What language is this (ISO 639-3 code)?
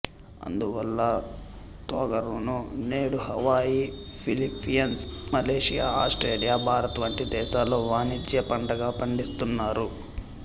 tel